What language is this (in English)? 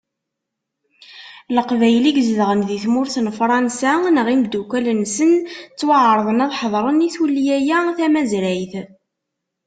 Kabyle